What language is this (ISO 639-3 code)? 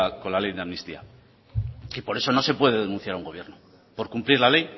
spa